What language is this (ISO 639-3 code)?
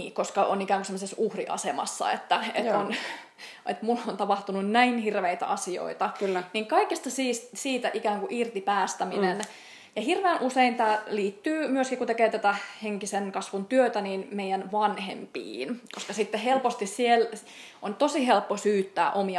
fin